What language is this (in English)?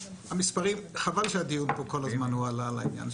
Hebrew